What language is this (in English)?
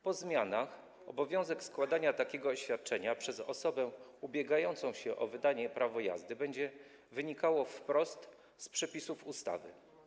Polish